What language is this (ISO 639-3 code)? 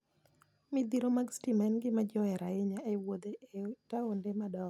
luo